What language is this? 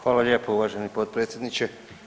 Croatian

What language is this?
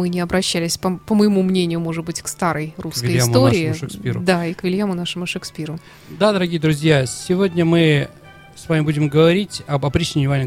Russian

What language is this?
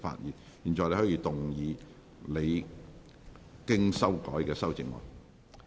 Cantonese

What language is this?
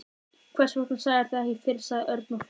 Icelandic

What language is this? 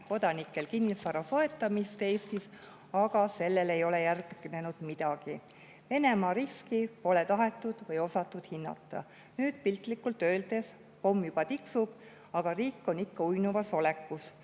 Estonian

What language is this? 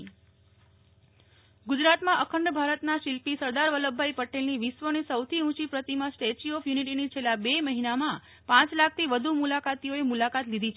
Gujarati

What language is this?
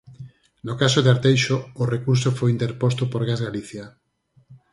Galician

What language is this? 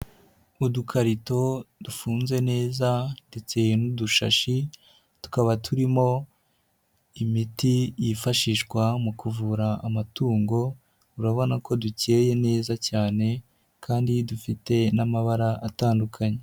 Kinyarwanda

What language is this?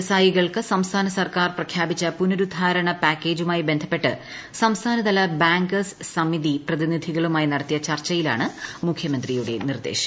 Malayalam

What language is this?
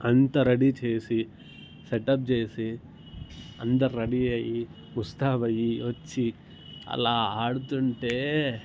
Telugu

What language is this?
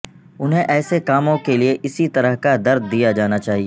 Urdu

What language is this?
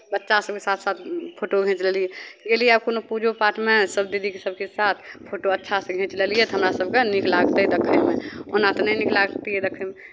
Maithili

